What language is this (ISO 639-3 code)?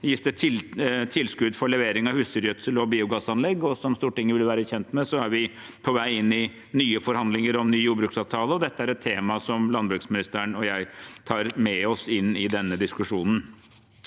nor